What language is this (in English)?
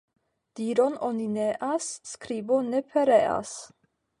Esperanto